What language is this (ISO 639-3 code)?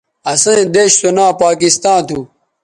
btv